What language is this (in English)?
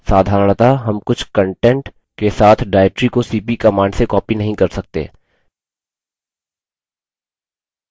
Hindi